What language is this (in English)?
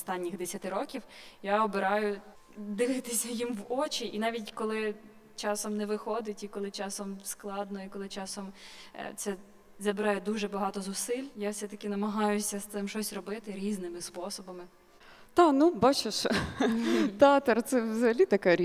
Ukrainian